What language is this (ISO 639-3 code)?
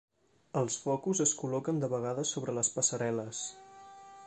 cat